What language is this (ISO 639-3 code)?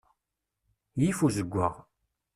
kab